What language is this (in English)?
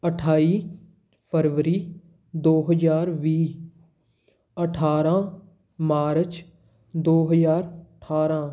Punjabi